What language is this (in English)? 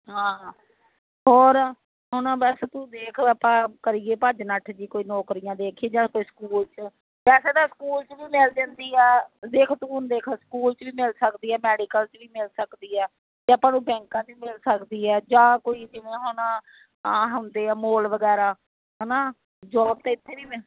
Punjabi